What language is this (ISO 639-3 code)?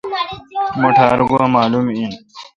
xka